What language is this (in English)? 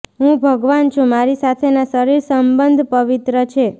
Gujarati